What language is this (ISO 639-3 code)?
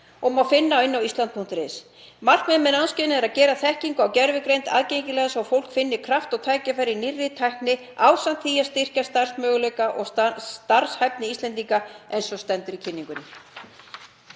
isl